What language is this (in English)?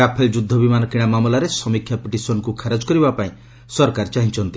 Odia